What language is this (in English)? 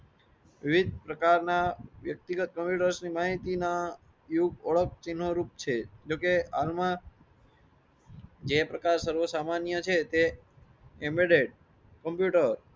Gujarati